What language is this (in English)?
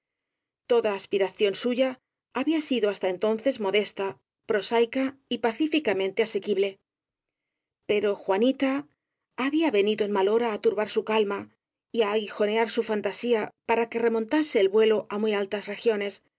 Spanish